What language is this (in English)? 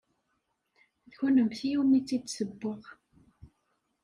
Kabyle